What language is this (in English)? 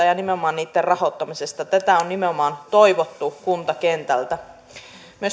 Finnish